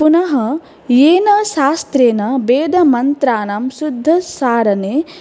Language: Sanskrit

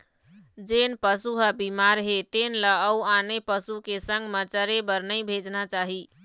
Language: Chhattisgarhi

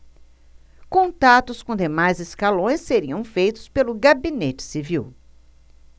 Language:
Portuguese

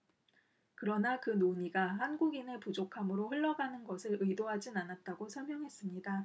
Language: Korean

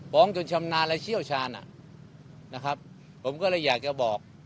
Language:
Thai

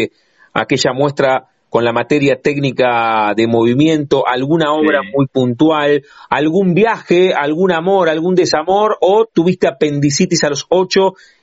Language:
Spanish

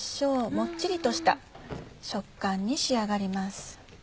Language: Japanese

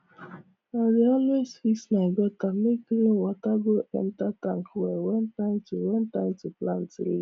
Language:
Nigerian Pidgin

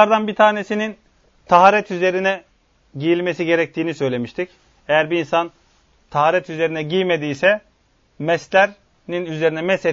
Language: Turkish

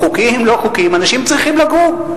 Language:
Hebrew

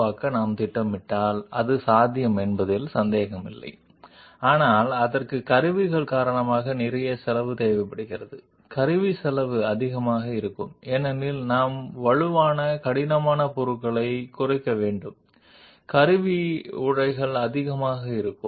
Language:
Telugu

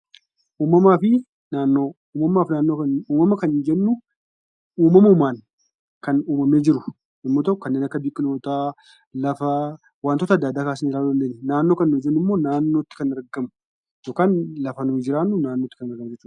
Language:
Oromo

